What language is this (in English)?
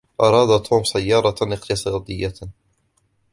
Arabic